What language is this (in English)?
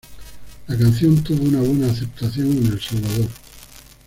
Spanish